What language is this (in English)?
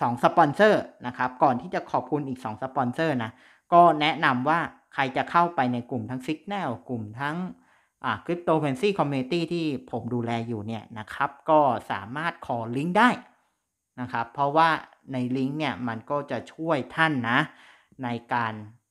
Thai